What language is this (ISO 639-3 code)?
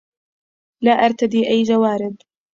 ara